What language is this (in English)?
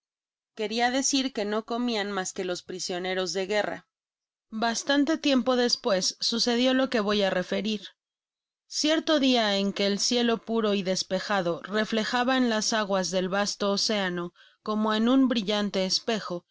Spanish